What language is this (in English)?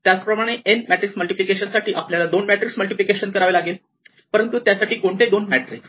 Marathi